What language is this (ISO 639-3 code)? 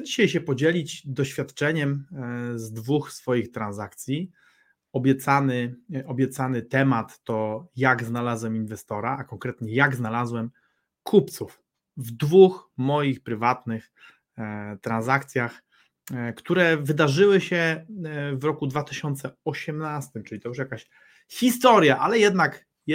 pol